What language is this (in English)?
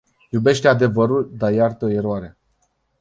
Romanian